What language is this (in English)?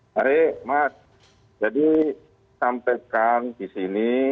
Indonesian